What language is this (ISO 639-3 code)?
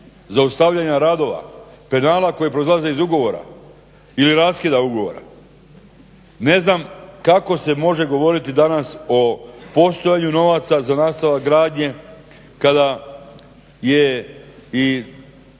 hrv